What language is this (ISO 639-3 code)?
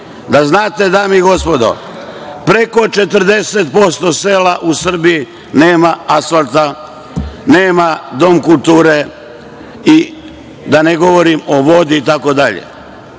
srp